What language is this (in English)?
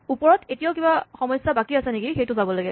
Assamese